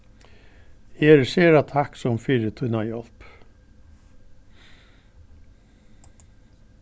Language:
Faroese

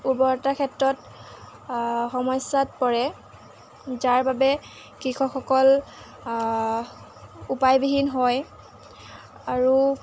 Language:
Assamese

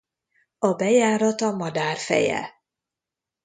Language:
Hungarian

